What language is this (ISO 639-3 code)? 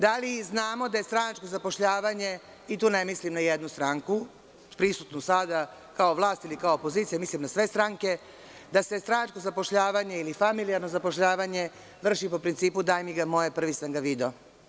srp